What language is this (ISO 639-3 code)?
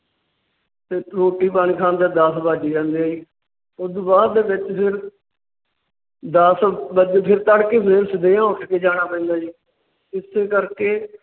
pan